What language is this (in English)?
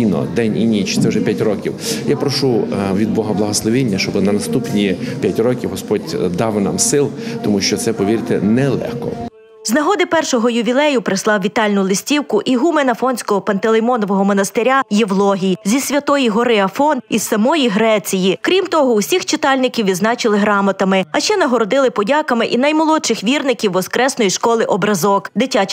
Ukrainian